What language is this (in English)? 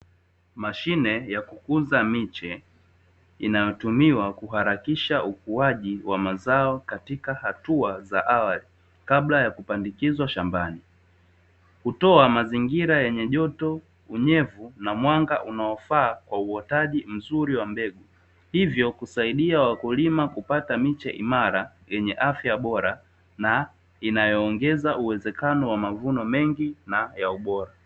Swahili